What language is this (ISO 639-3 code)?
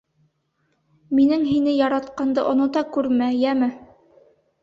bak